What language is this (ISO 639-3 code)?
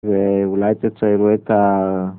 heb